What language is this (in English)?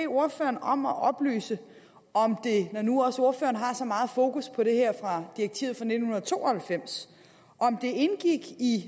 Danish